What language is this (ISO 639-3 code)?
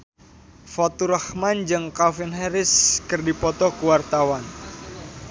sun